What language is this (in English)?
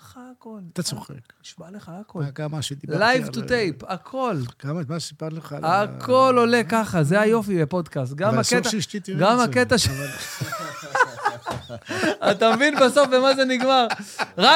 Hebrew